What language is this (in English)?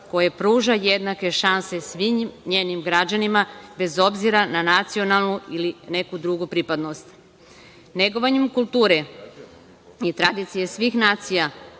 Serbian